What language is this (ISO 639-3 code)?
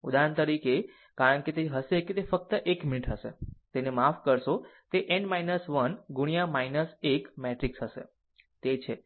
guj